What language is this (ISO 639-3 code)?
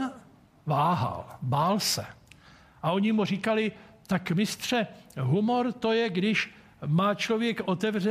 ces